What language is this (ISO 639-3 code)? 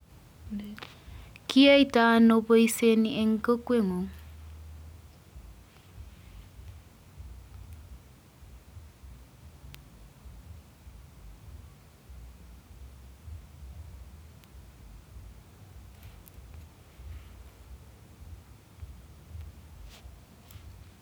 kln